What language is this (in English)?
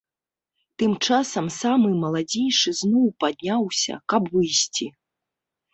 Belarusian